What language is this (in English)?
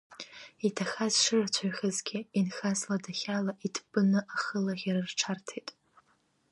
Abkhazian